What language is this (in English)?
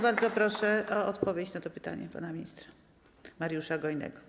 Polish